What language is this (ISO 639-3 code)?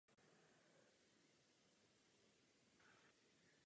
ces